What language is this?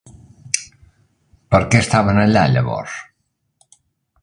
Catalan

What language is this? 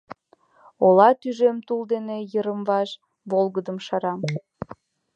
Mari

